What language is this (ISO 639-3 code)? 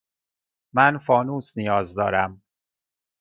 fas